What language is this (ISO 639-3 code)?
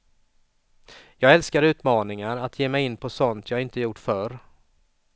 swe